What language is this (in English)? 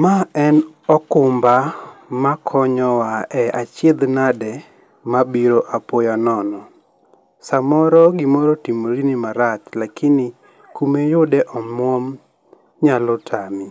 Luo (Kenya and Tanzania)